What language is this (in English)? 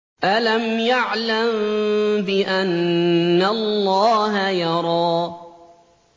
Arabic